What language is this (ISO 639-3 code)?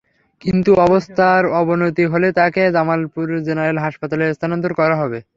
ben